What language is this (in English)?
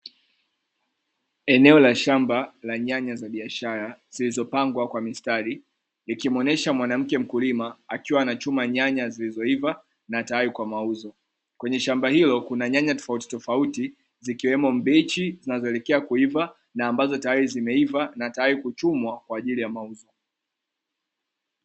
Swahili